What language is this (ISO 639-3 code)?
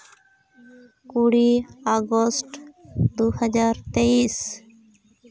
sat